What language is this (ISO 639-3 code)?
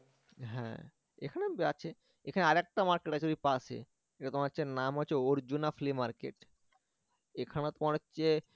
ben